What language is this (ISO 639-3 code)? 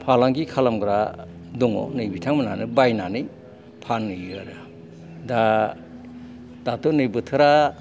brx